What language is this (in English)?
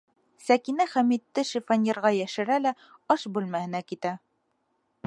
Bashkir